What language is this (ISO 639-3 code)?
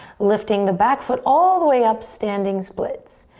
eng